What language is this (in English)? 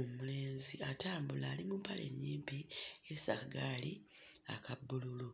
Ganda